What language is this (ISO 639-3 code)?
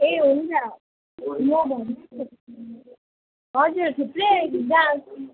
nep